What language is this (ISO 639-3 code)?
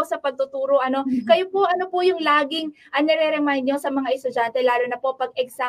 fil